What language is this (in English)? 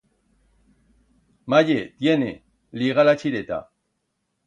Aragonese